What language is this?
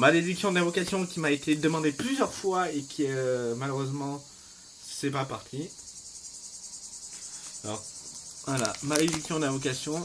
French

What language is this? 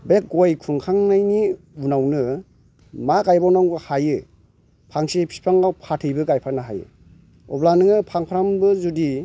Bodo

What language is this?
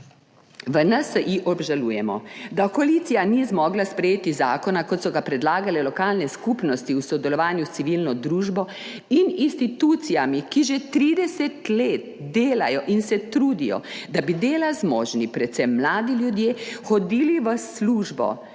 Slovenian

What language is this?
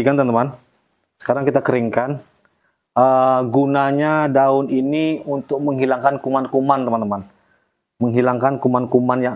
Indonesian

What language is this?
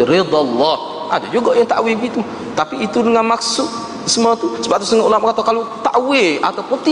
Malay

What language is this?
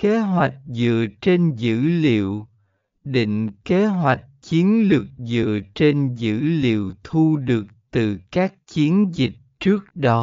Vietnamese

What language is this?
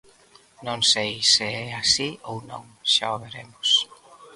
Galician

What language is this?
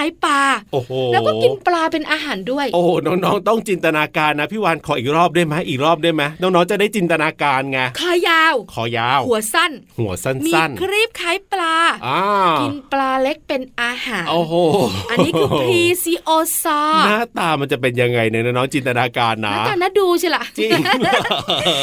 Thai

